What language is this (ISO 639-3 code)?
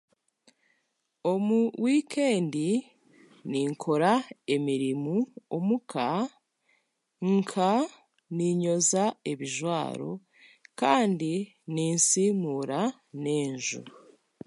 cgg